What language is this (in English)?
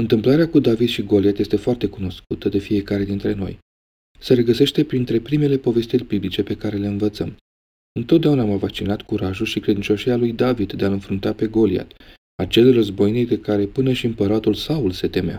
Romanian